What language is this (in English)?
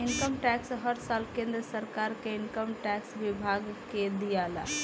Bhojpuri